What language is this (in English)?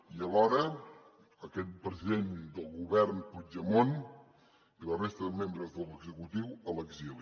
Catalan